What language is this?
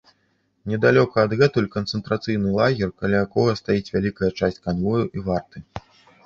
Belarusian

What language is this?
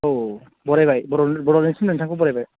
Bodo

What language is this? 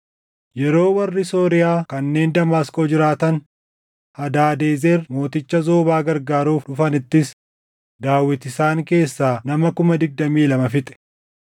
Oromo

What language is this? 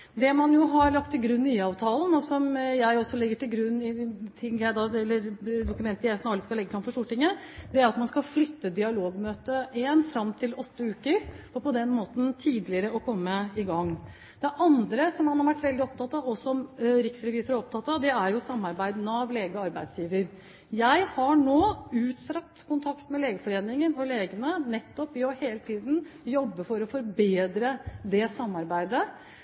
Norwegian Bokmål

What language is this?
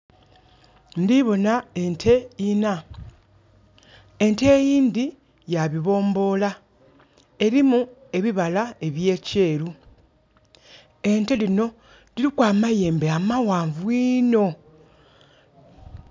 Soga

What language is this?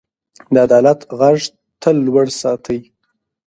Pashto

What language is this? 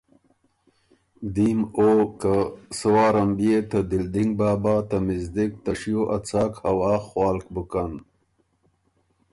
Ormuri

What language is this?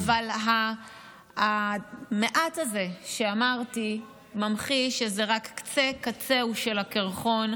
Hebrew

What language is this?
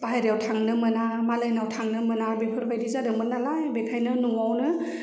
Bodo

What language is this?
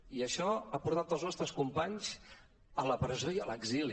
Catalan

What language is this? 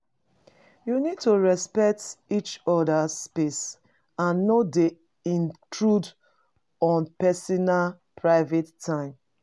Nigerian Pidgin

